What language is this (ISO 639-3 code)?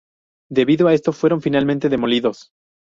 spa